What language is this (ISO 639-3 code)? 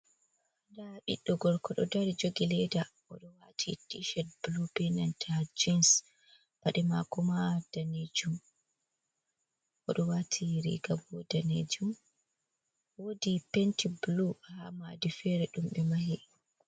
ful